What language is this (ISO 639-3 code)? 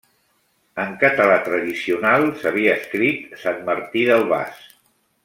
cat